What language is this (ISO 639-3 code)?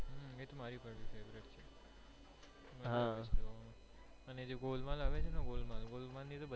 guj